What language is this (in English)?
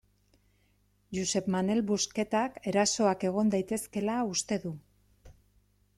Basque